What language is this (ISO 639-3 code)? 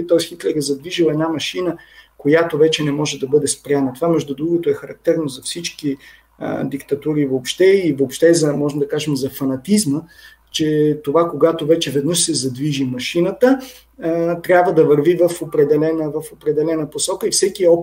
bul